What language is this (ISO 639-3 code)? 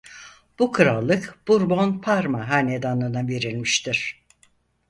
tur